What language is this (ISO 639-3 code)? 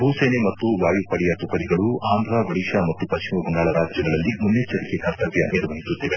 kan